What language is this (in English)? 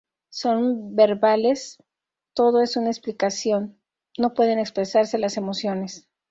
Spanish